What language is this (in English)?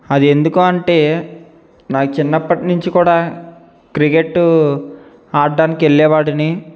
Telugu